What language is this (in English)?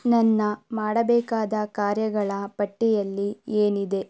Kannada